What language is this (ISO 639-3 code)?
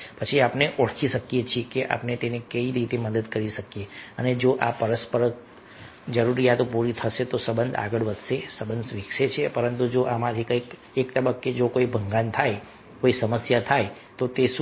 guj